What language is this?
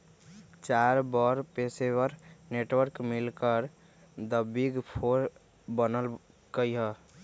Magahi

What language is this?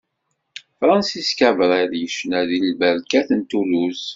Kabyle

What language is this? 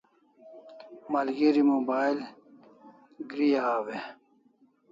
Kalasha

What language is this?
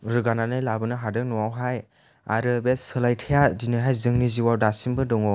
Bodo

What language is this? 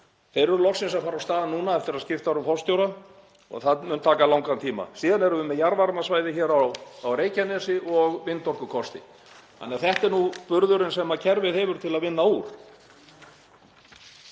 Icelandic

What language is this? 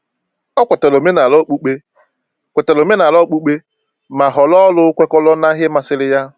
Igbo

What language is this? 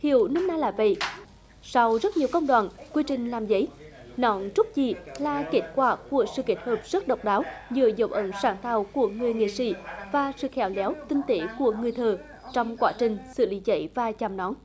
Vietnamese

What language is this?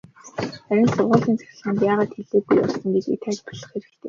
Mongolian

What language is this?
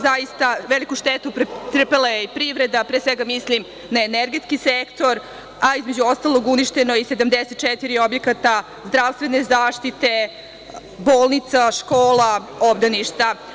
Serbian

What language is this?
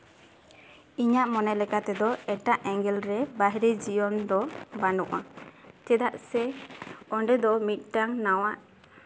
Santali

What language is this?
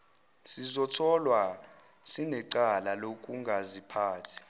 Zulu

